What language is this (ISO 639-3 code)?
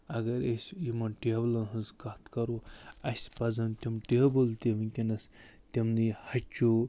kas